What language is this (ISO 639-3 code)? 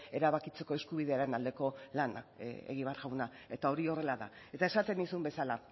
eus